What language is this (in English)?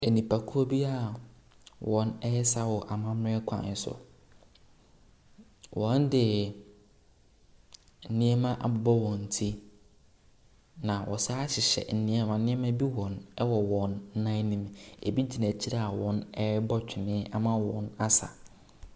Akan